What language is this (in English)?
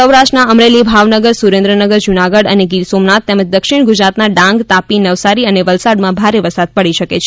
Gujarati